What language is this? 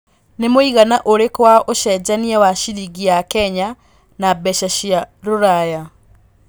Kikuyu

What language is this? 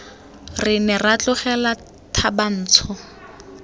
Tswana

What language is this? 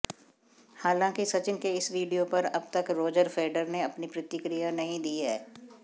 Hindi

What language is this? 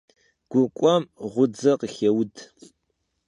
Kabardian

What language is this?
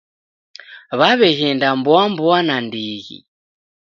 Taita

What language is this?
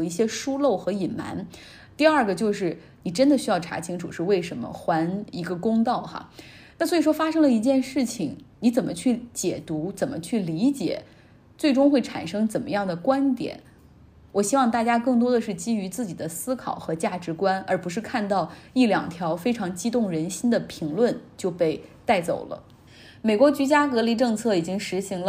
Chinese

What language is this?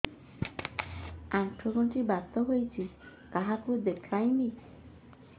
Odia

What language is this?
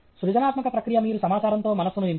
Telugu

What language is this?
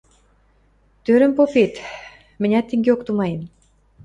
Western Mari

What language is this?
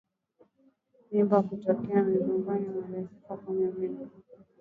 Swahili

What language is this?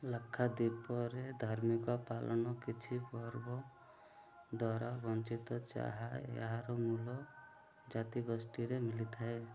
Odia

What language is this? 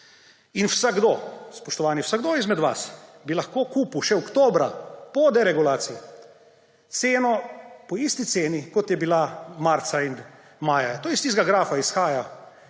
Slovenian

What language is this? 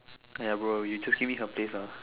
English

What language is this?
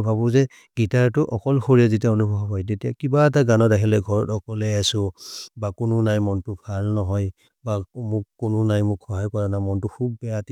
Maria (India)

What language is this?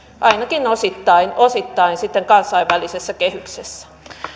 Finnish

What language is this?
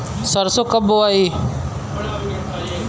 Bhojpuri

